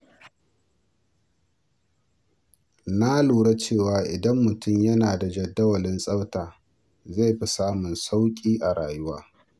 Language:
Hausa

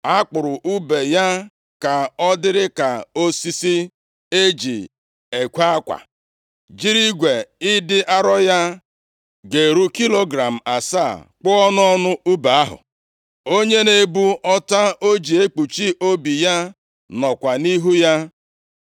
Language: Igbo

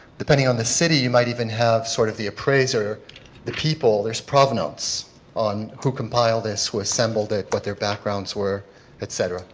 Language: English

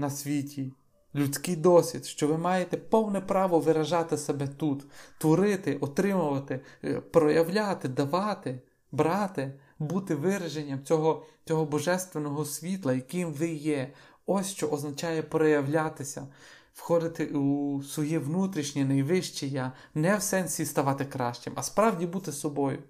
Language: Ukrainian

